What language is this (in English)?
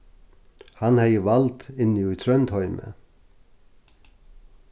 Faroese